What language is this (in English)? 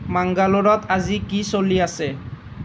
Assamese